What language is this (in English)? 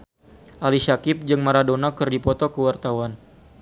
Sundanese